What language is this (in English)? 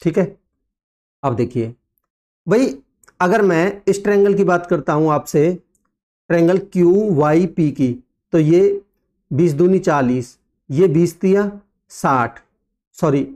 Hindi